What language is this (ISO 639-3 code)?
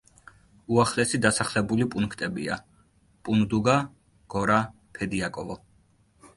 kat